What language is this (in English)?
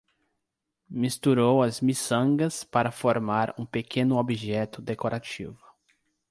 Portuguese